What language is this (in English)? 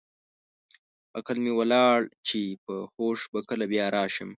Pashto